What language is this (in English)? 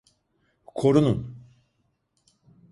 Turkish